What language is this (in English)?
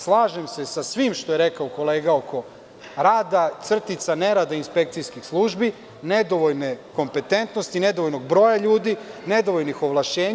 Serbian